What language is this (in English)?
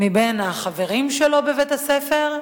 Hebrew